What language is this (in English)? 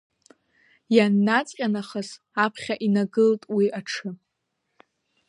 Abkhazian